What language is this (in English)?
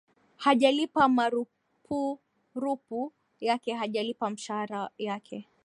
Swahili